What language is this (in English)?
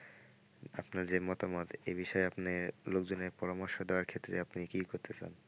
Bangla